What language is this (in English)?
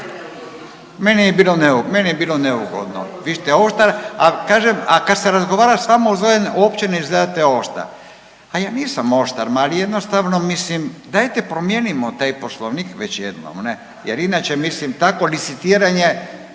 Croatian